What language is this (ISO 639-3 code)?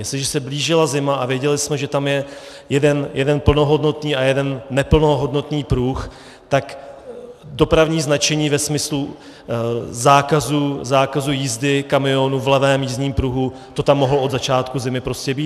ces